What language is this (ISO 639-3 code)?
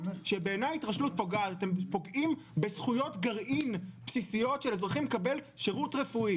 heb